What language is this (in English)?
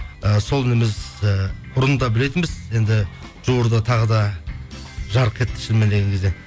Kazakh